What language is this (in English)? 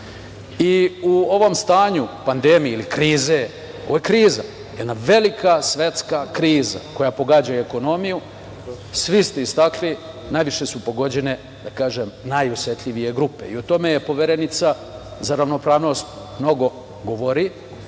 Serbian